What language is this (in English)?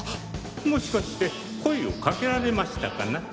Japanese